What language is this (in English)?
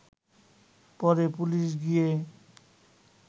Bangla